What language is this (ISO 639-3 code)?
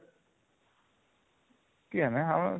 ori